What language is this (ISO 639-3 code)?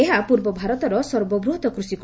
ori